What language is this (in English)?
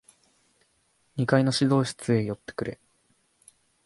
Japanese